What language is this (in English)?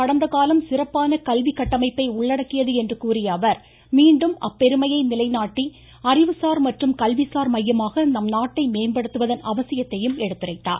Tamil